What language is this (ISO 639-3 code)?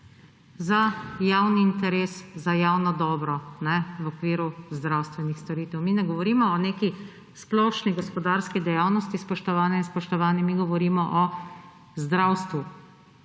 slv